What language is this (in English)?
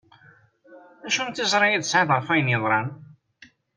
Kabyle